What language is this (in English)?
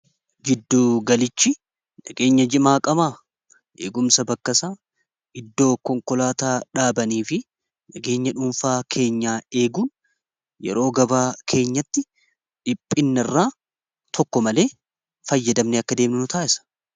Oromo